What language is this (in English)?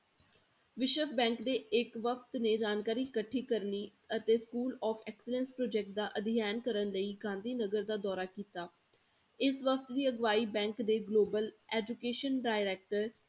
Punjabi